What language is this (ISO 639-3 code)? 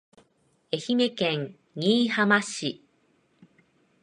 jpn